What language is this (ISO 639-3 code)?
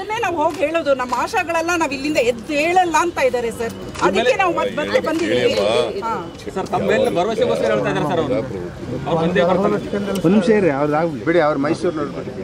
kan